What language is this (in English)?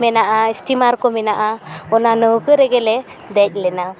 Santali